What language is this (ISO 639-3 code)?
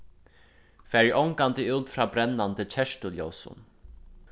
fao